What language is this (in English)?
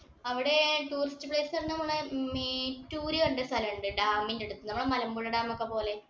Malayalam